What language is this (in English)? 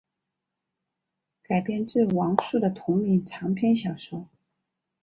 Chinese